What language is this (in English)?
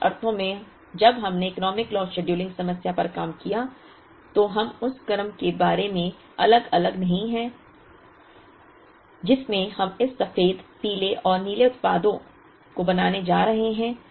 Hindi